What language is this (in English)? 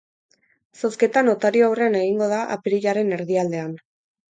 Basque